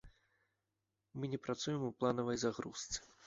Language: Belarusian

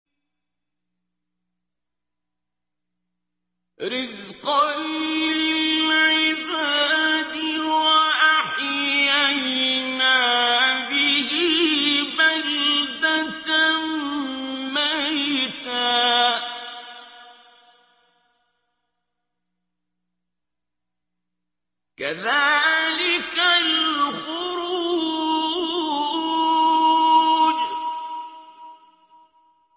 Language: Arabic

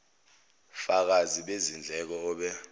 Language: Zulu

